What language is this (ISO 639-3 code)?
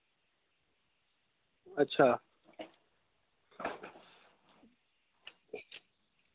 doi